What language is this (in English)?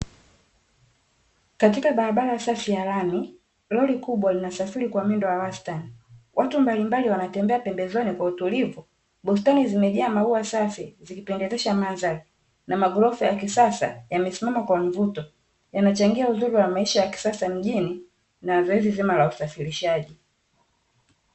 Swahili